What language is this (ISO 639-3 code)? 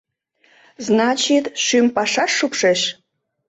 chm